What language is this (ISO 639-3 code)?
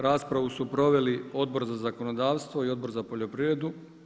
hrv